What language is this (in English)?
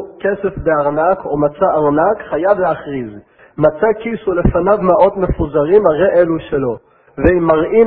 Hebrew